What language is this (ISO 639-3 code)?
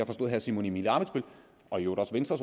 dan